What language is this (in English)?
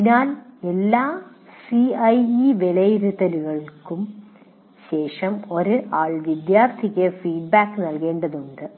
Malayalam